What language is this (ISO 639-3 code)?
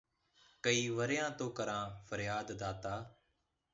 pan